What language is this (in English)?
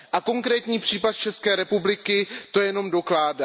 Czech